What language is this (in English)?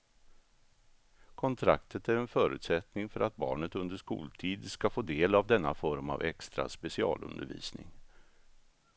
Swedish